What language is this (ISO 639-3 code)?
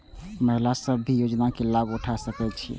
mai